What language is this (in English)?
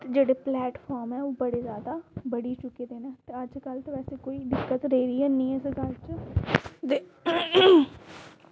Dogri